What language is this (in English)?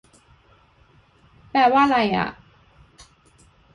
Thai